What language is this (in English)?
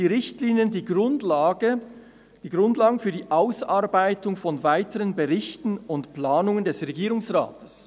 Swiss German